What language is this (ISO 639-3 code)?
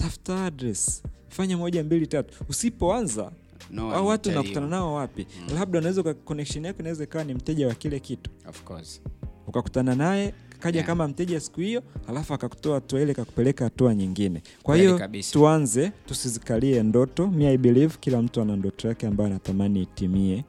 swa